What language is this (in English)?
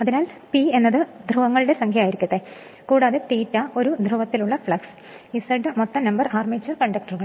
Malayalam